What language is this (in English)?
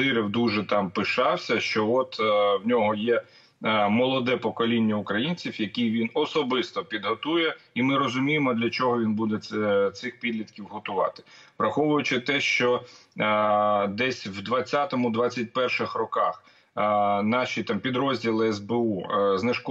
Ukrainian